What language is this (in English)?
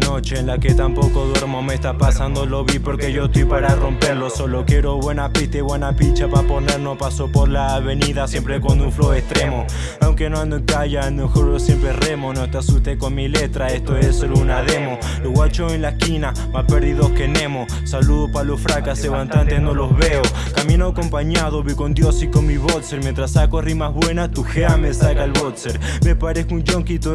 Spanish